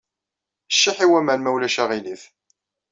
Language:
Kabyle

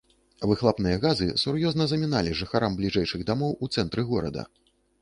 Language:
Belarusian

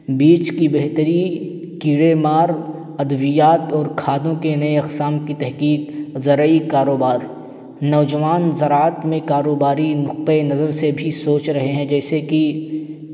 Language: Urdu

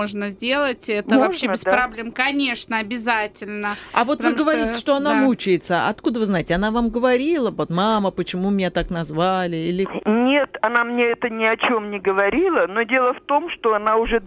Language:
Russian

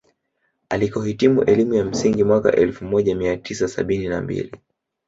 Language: Swahili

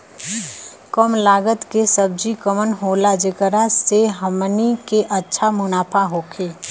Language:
Bhojpuri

